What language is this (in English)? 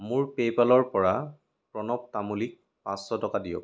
Assamese